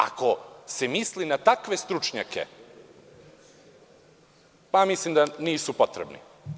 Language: Serbian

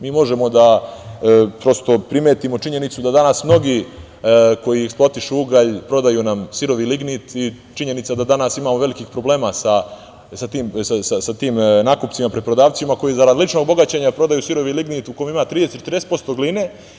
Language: Serbian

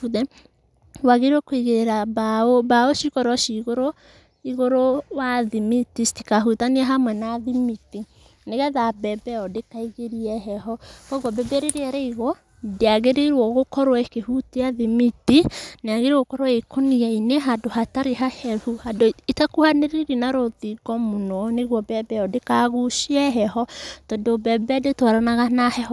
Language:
Kikuyu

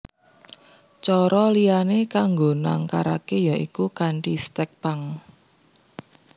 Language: Javanese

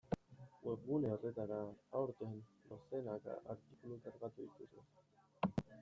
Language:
Basque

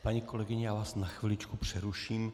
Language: Czech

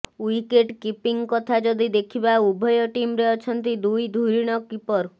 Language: Odia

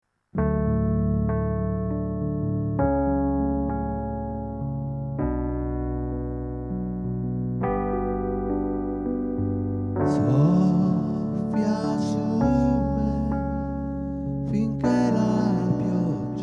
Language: Italian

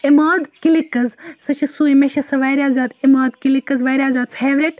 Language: Kashmiri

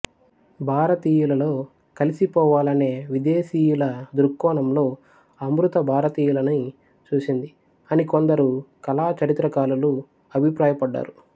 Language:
Telugu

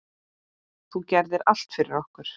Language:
Icelandic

